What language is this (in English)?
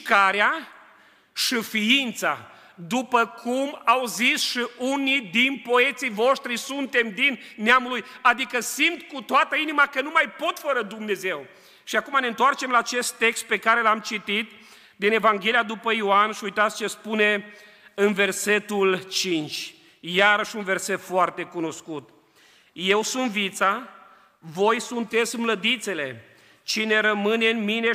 Romanian